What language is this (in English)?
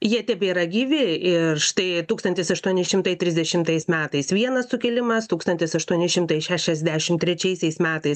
Lithuanian